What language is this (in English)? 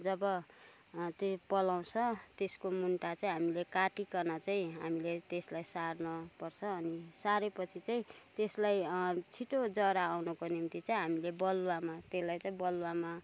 Nepali